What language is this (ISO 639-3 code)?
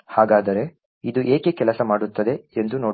kan